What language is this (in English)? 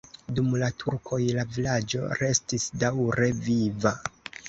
Esperanto